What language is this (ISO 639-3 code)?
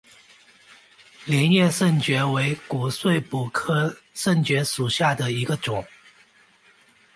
zho